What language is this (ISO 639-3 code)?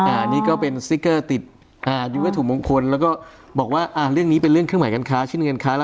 tha